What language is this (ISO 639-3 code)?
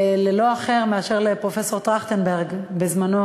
heb